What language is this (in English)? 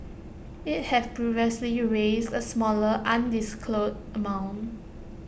English